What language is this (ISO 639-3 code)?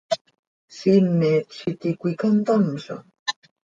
sei